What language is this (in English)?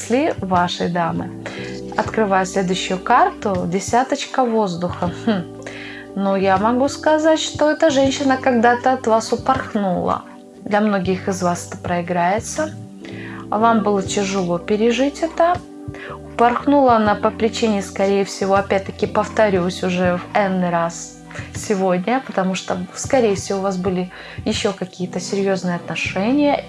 Russian